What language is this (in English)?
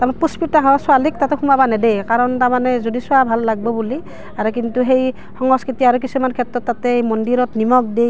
Assamese